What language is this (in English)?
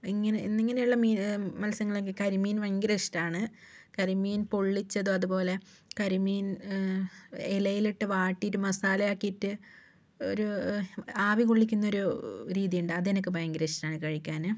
Malayalam